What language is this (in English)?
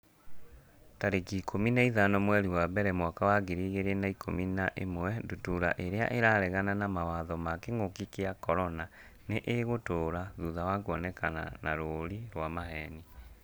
Kikuyu